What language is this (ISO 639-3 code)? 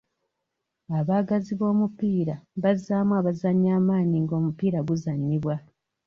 lug